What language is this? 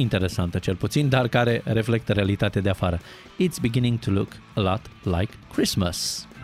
Romanian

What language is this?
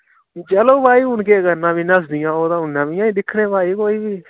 Dogri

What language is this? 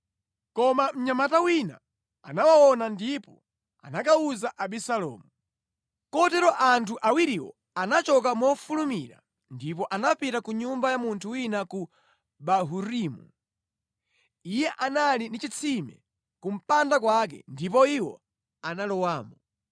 Nyanja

